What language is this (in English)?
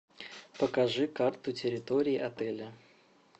Russian